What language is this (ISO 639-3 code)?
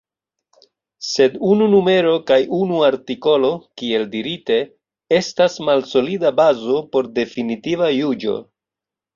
epo